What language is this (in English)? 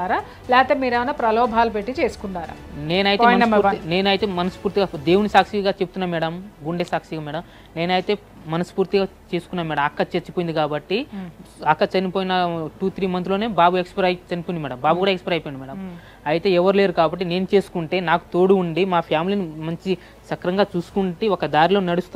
Telugu